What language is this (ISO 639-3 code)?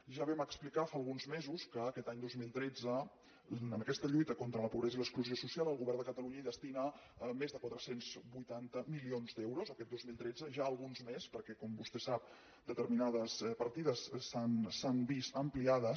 cat